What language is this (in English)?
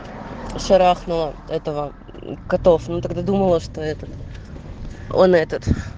Russian